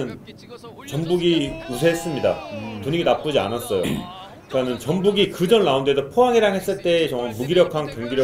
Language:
Korean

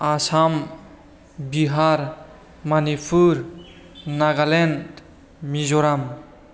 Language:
Bodo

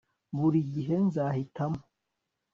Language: Kinyarwanda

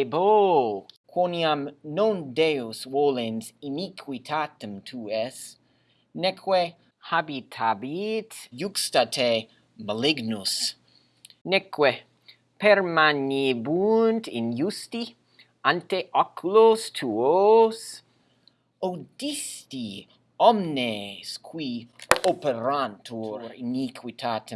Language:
Latin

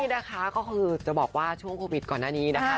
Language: Thai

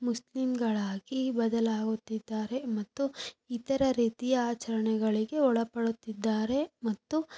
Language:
Kannada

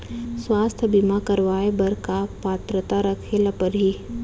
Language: Chhattisgarhi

